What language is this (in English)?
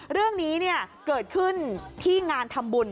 Thai